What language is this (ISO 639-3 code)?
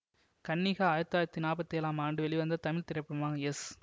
tam